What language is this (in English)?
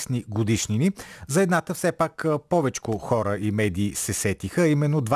Bulgarian